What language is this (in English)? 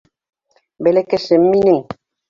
Bashkir